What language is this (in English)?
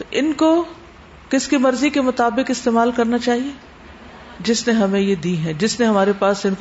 Urdu